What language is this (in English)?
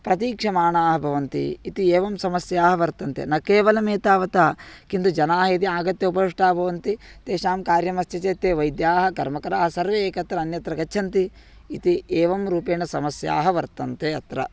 Sanskrit